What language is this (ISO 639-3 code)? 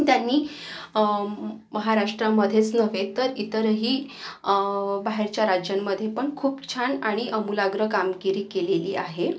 mar